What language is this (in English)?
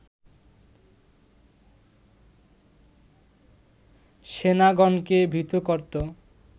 Bangla